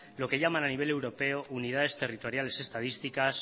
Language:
Spanish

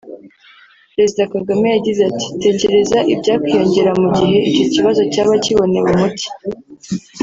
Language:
Kinyarwanda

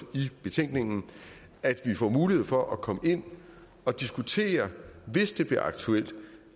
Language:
Danish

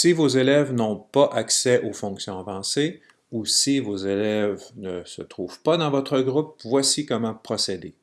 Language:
French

